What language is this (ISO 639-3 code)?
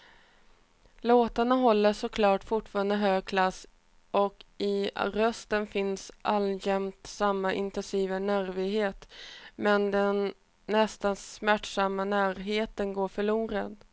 swe